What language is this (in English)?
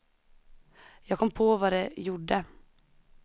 Swedish